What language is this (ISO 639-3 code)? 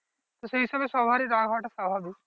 ben